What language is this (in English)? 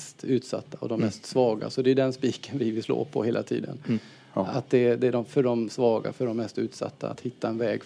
Swedish